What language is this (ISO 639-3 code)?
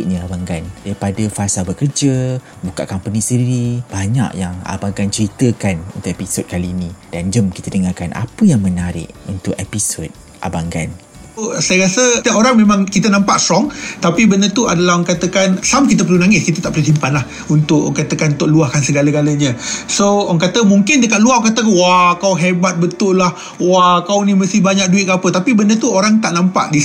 msa